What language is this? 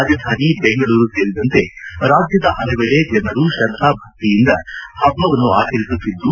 Kannada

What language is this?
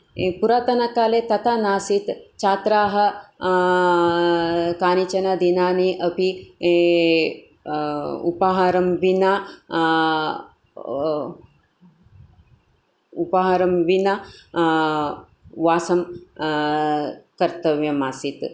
Sanskrit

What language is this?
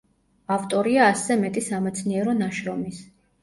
Georgian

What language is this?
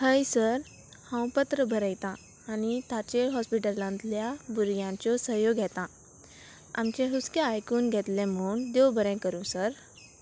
Konkani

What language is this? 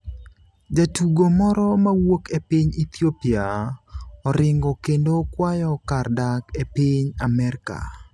Luo (Kenya and Tanzania)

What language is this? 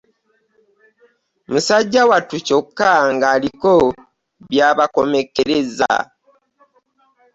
Ganda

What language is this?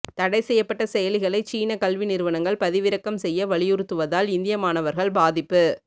Tamil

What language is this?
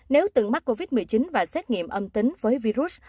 Vietnamese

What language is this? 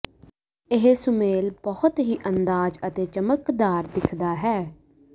Punjabi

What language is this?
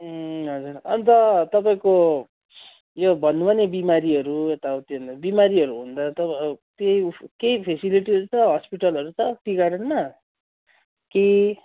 Nepali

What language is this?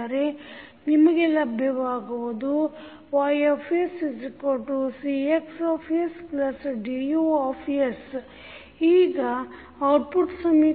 Kannada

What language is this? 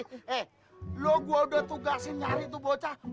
Indonesian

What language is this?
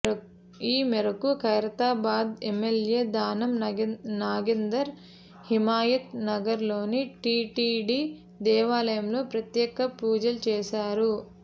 Telugu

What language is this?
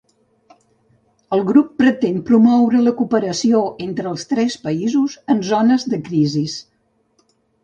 Catalan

